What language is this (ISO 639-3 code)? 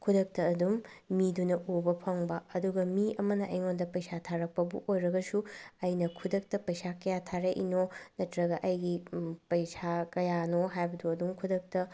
mni